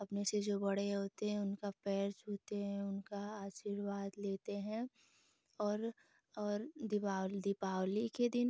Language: Hindi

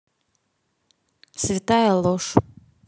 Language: Russian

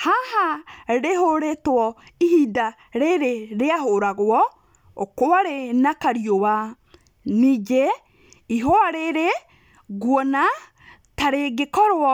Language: Kikuyu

